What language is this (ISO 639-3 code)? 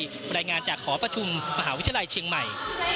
tha